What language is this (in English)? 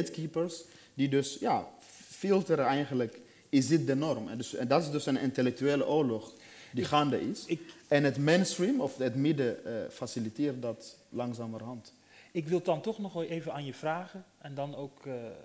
Dutch